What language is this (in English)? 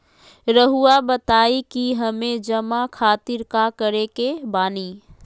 Magahi